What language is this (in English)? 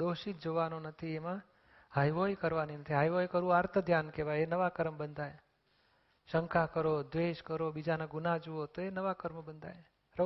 Gujarati